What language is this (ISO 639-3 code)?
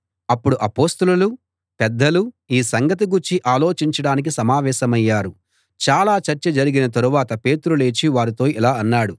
tel